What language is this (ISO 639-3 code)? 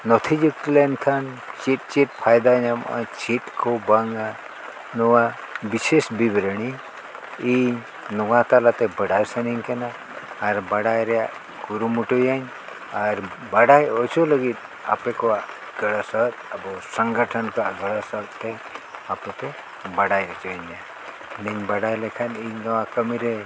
sat